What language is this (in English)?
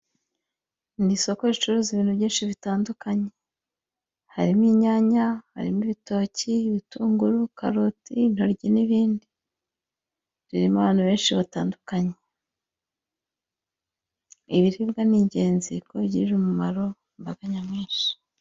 Kinyarwanda